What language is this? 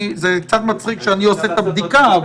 Hebrew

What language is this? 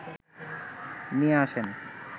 Bangla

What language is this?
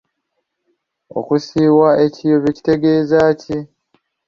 Ganda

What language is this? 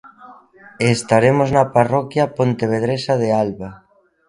Galician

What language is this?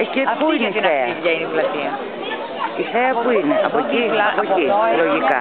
Greek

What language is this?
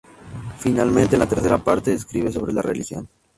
Spanish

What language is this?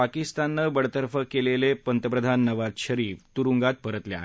Marathi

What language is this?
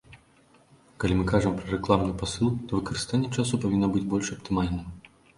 Belarusian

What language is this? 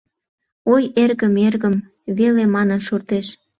Mari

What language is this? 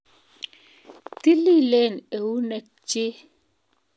Kalenjin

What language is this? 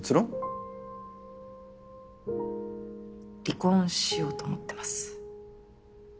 Japanese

